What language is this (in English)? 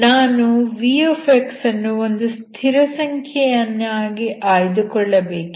Kannada